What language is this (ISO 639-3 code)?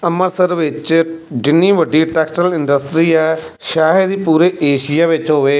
pan